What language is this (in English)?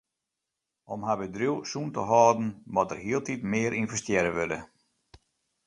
Western Frisian